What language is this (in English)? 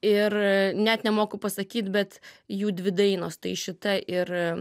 Lithuanian